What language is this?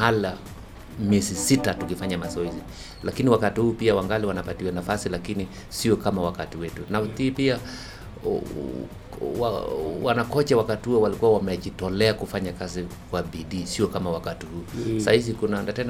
Swahili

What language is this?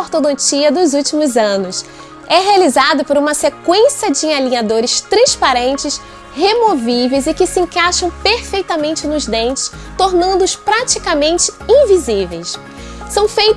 Portuguese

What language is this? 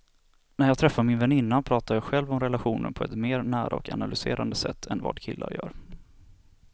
Swedish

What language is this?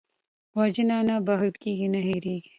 Pashto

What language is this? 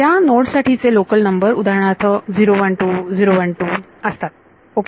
Marathi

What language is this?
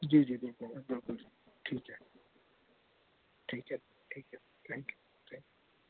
Dogri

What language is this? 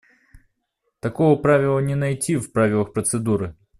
Russian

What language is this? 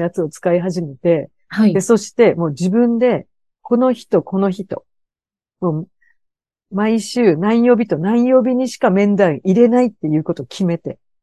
Japanese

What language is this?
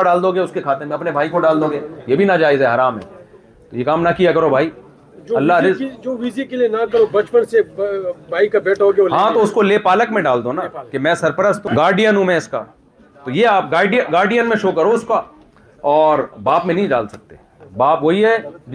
Urdu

